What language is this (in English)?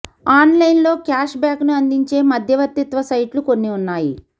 Telugu